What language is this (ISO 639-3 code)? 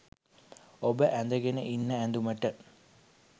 sin